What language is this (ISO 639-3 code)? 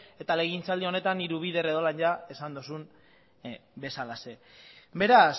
eus